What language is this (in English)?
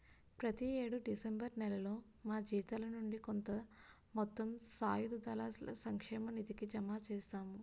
Telugu